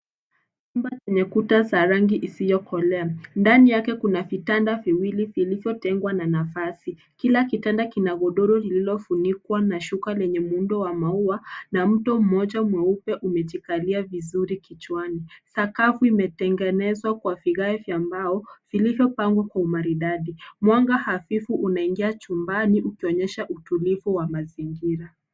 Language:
Swahili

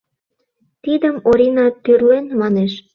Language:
Mari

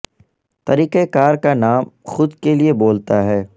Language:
Urdu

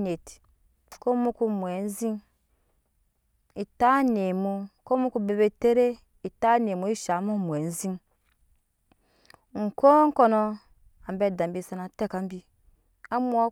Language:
Nyankpa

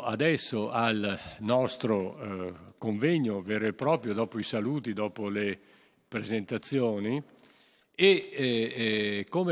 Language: Italian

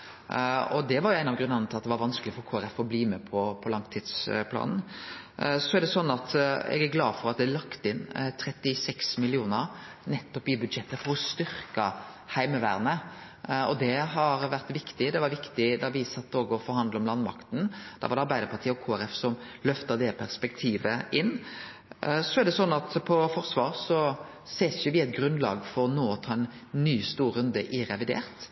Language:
Norwegian Nynorsk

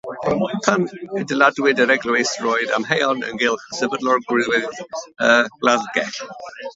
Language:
Welsh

